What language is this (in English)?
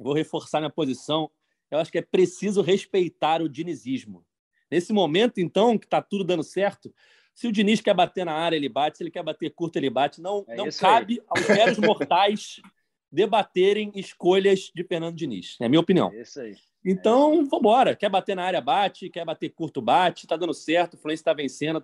Portuguese